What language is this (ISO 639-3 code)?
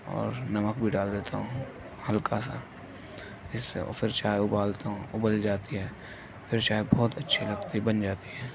urd